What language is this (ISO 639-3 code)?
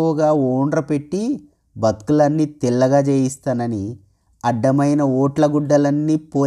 tel